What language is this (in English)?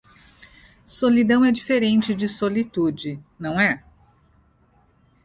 Portuguese